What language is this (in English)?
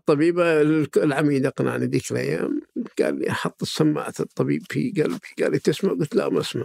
Arabic